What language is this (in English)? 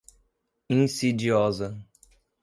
Portuguese